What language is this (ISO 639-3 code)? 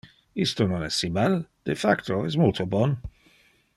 ina